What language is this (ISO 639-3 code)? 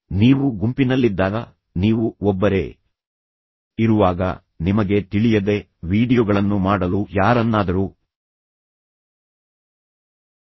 kan